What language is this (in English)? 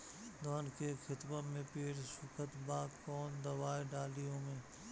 Bhojpuri